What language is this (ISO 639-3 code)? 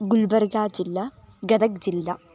san